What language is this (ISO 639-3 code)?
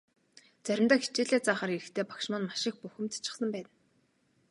mon